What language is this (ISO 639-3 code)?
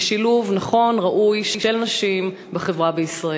heb